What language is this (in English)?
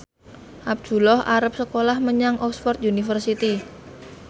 Javanese